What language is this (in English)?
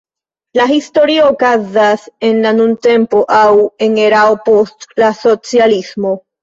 Esperanto